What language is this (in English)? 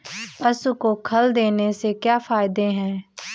Hindi